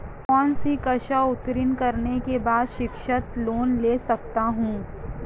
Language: Hindi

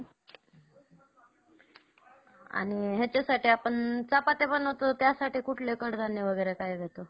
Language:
Marathi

